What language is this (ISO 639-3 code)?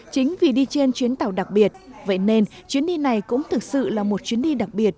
vie